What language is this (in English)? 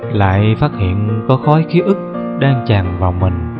Vietnamese